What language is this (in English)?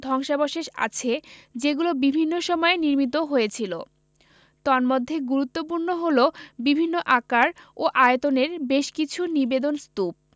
Bangla